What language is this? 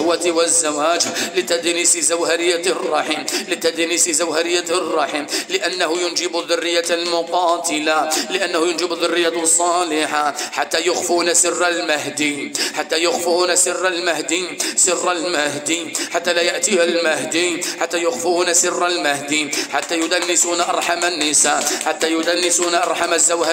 Arabic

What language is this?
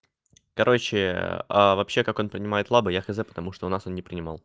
Russian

